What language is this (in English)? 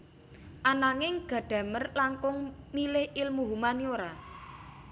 Javanese